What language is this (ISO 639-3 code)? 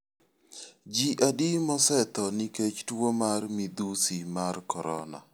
luo